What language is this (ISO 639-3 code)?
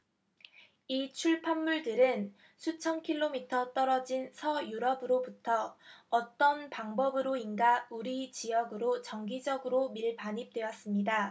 kor